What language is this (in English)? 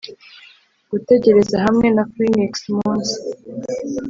Kinyarwanda